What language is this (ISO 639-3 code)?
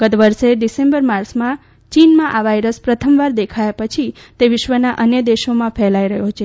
guj